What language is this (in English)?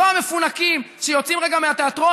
Hebrew